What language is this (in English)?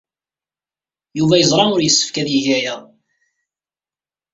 Kabyle